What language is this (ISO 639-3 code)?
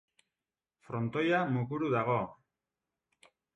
eus